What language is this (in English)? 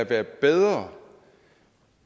Danish